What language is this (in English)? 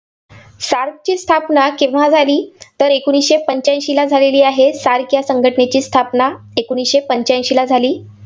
Marathi